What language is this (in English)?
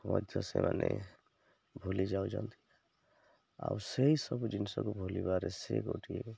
Odia